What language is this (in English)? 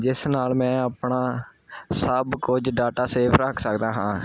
Punjabi